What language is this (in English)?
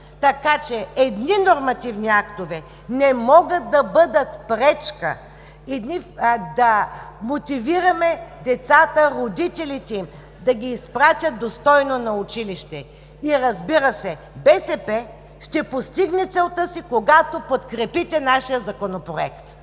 Bulgarian